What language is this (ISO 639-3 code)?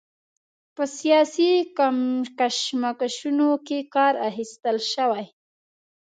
pus